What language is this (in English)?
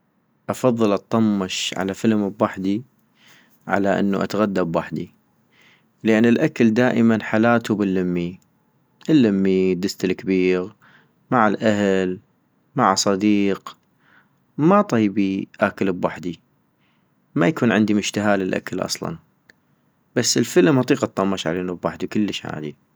North Mesopotamian Arabic